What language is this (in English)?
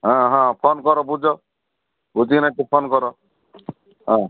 Odia